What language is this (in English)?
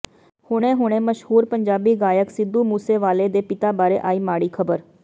Punjabi